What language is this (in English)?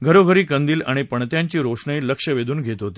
Marathi